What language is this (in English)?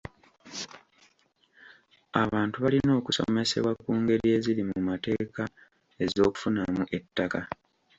Ganda